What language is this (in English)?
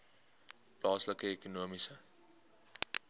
Afrikaans